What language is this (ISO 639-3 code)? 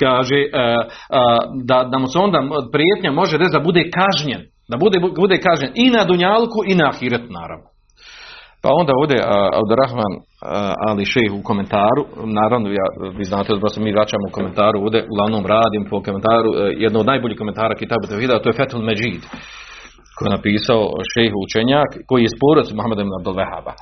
hrv